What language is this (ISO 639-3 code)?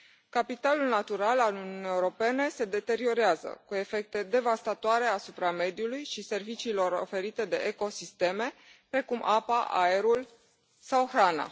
ron